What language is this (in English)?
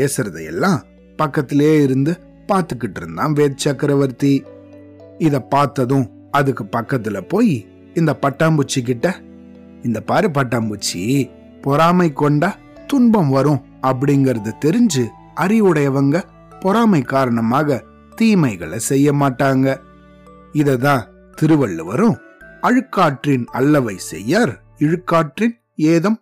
Tamil